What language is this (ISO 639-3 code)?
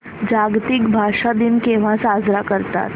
mar